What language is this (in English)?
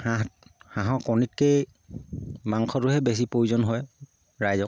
Assamese